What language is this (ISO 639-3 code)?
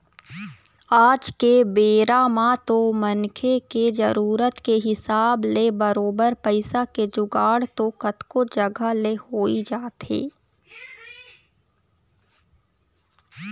hne